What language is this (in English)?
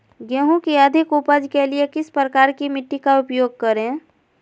Magahi